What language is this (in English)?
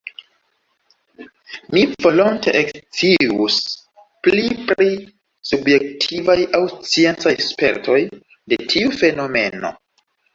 Esperanto